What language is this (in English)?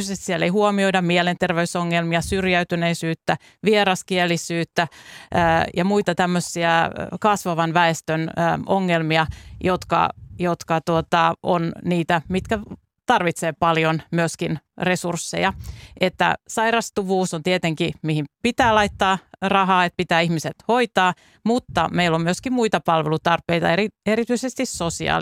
Finnish